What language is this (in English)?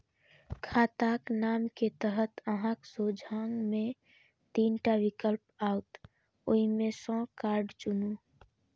Maithili